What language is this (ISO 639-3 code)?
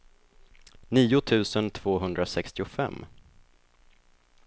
swe